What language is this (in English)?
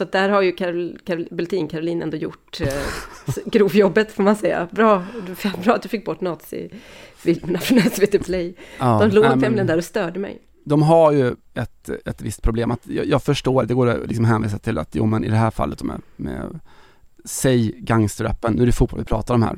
Swedish